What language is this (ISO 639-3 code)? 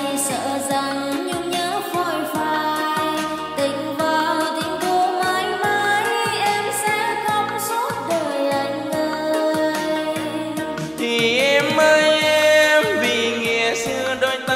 vie